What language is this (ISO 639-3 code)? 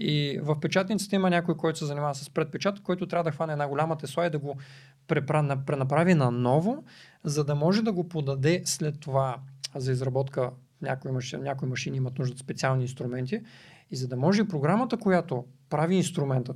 bul